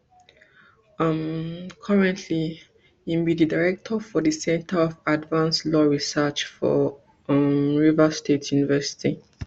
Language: Nigerian Pidgin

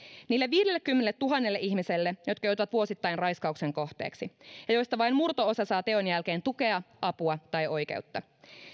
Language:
Finnish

